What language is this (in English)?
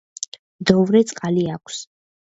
Georgian